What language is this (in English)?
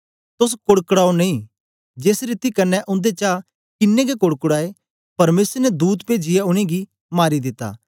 Dogri